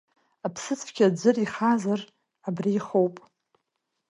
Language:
Abkhazian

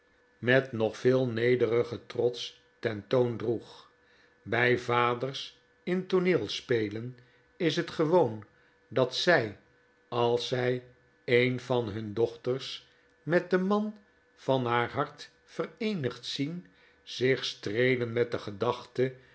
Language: Dutch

